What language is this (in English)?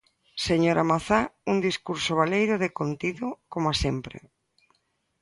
Galician